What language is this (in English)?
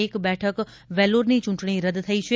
Gujarati